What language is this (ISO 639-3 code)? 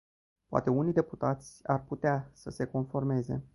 ron